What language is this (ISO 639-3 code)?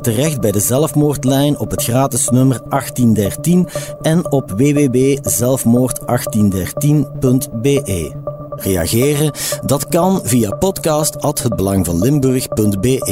nld